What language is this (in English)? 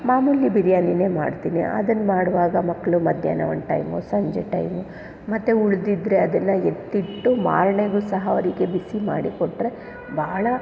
Kannada